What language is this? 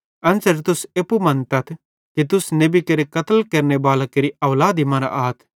Bhadrawahi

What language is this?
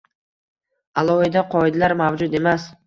Uzbek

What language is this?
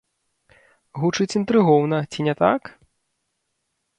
Belarusian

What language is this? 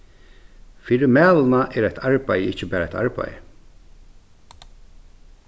Faroese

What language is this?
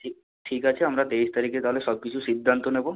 Bangla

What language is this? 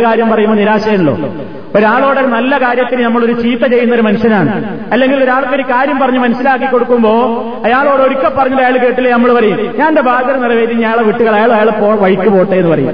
Malayalam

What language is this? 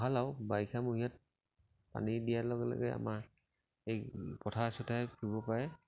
Assamese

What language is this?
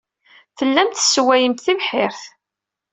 Kabyle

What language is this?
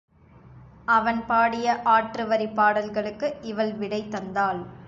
Tamil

